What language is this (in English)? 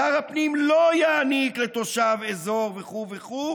Hebrew